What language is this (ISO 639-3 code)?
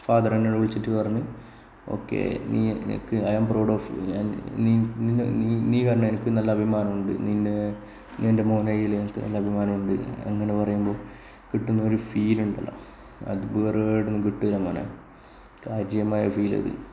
mal